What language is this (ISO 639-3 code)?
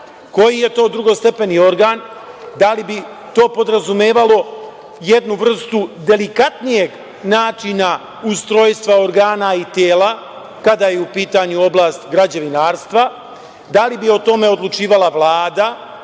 srp